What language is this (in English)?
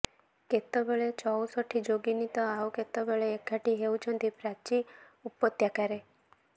Odia